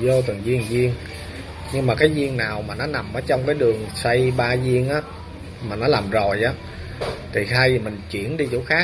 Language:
Vietnamese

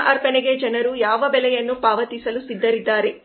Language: Kannada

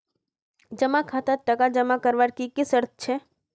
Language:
Magahi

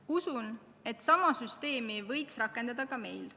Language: Estonian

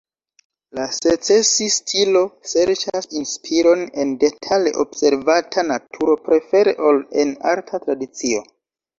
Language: Esperanto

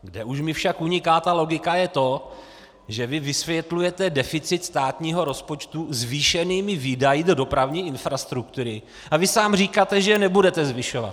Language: Czech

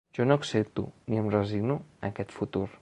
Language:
Catalan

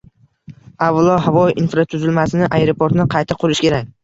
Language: Uzbek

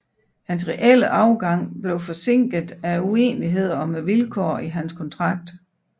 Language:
Danish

